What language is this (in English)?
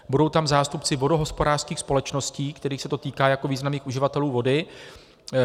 Czech